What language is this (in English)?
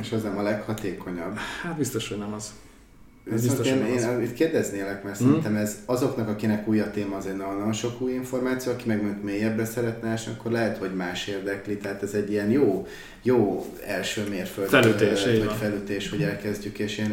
Hungarian